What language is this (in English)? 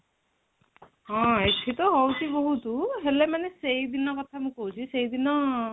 Odia